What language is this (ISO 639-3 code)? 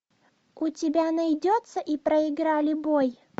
rus